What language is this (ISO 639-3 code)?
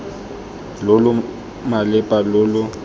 tsn